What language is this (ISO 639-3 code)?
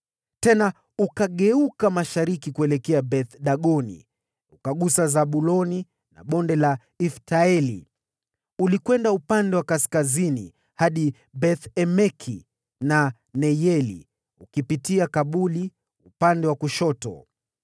swa